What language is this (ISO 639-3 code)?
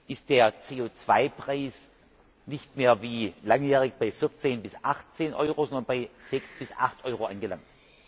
deu